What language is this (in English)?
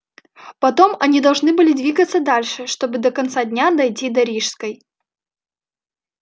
Russian